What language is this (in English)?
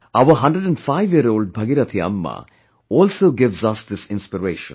English